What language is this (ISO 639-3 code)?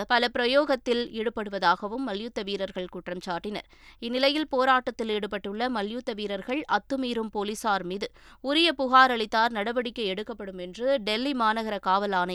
tam